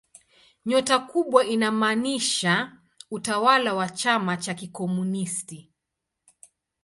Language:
Swahili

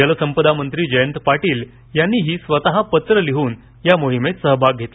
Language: Marathi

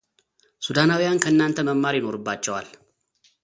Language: Amharic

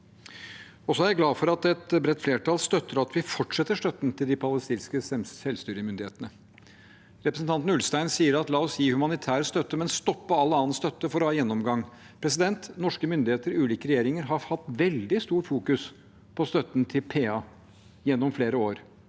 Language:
Norwegian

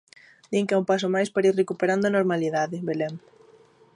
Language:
Galician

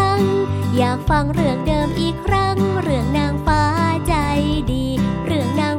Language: Thai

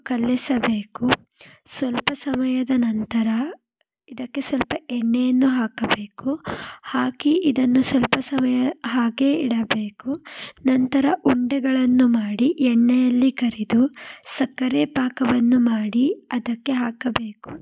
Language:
Kannada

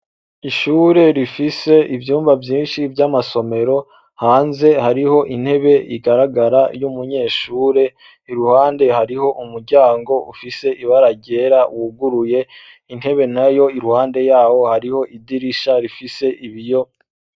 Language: Rundi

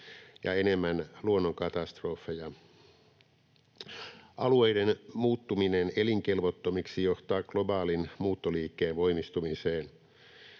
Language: Finnish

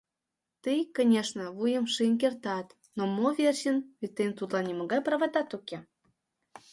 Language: Mari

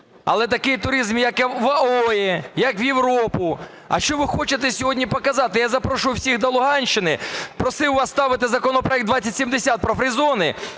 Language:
Ukrainian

